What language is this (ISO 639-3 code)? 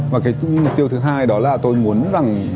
vie